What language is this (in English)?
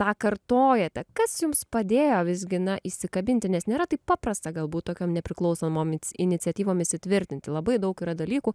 Lithuanian